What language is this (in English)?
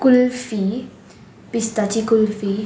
Konkani